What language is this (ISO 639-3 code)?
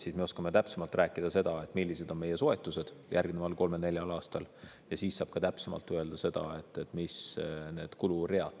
est